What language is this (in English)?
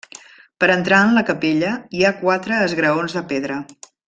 Catalan